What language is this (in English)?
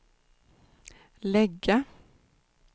Swedish